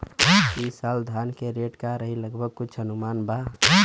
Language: Bhojpuri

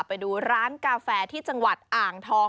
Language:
Thai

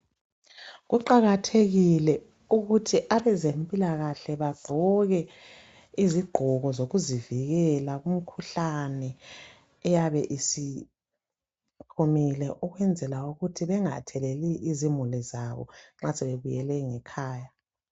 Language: North Ndebele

